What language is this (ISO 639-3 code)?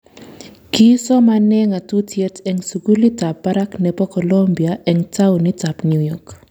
kln